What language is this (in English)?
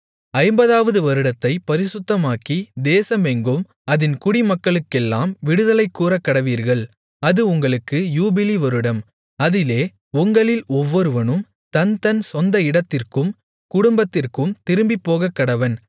Tamil